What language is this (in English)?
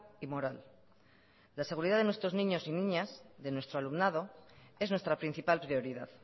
Spanish